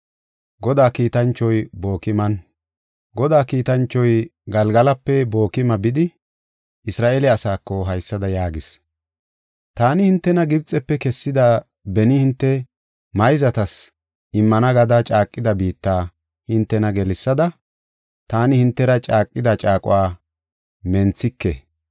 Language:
Gofa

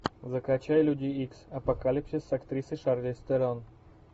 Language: Russian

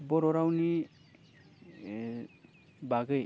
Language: Bodo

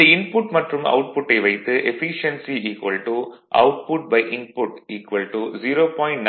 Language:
Tamil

